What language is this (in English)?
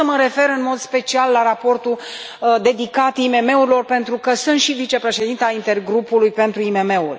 Romanian